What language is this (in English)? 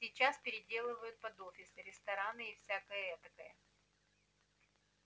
Russian